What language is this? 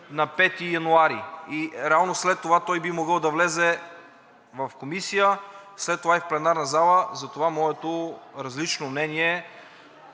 Bulgarian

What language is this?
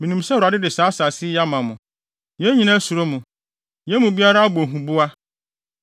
Akan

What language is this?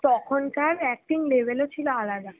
Bangla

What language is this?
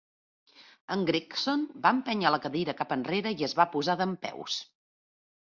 Catalan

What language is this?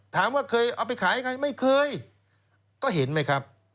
Thai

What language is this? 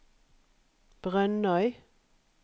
Norwegian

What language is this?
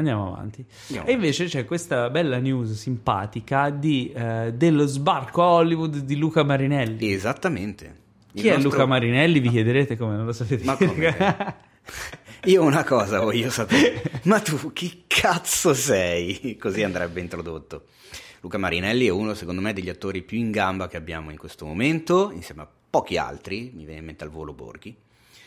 Italian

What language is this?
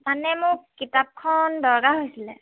Assamese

